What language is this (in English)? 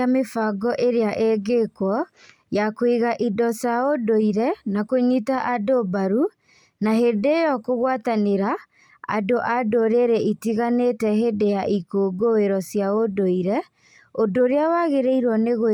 Kikuyu